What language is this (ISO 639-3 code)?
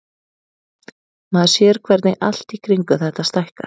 isl